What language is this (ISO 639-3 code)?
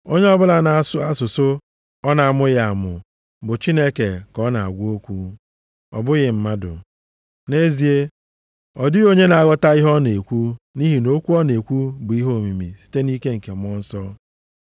ibo